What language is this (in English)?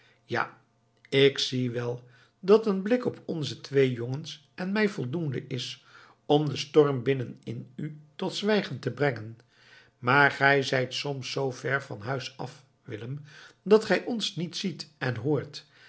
Dutch